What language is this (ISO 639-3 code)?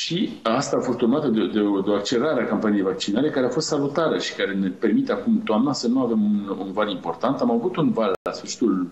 ron